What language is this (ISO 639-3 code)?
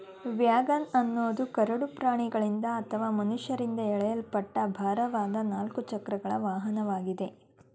kan